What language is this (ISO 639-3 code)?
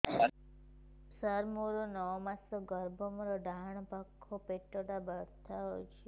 ori